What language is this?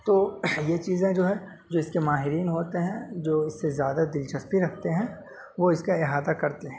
Urdu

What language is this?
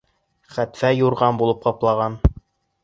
Bashkir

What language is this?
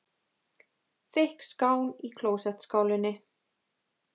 Icelandic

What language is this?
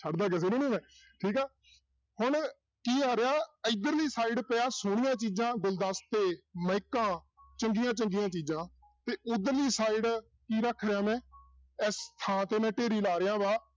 Punjabi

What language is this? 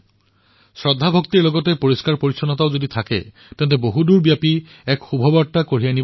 Assamese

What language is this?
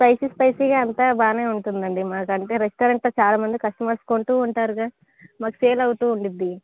Telugu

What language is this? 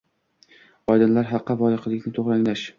Uzbek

